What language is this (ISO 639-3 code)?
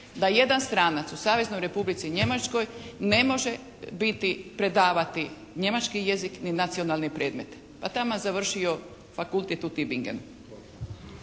hrv